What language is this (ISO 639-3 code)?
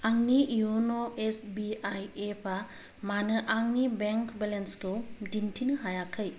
brx